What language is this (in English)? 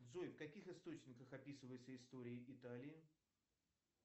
Russian